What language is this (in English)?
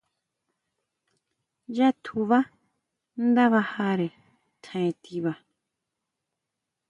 Huautla Mazatec